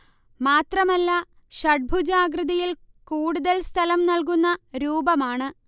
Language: Malayalam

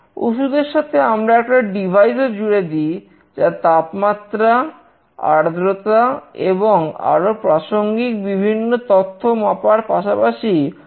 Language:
Bangla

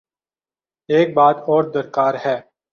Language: Urdu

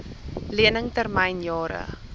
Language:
Afrikaans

